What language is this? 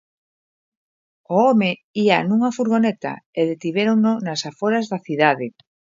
Galician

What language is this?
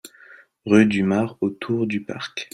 French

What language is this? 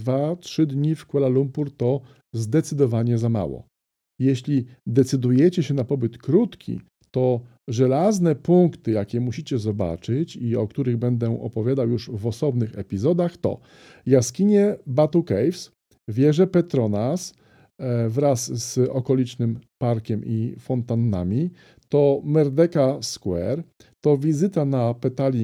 Polish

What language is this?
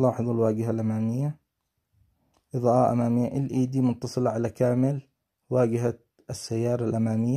Arabic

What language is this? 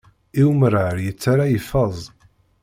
Kabyle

